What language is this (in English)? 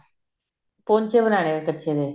Punjabi